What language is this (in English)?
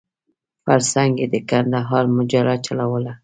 Pashto